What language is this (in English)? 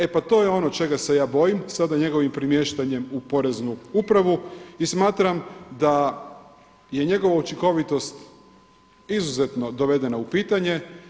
Croatian